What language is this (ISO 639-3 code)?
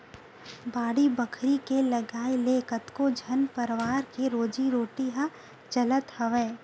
hne